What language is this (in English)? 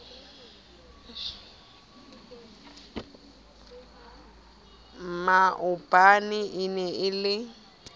Southern Sotho